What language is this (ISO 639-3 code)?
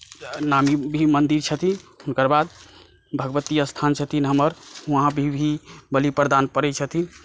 mai